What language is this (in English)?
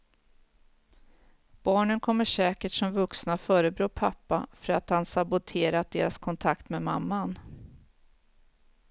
Swedish